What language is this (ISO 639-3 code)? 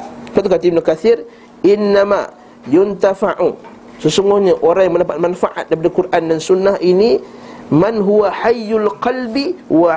msa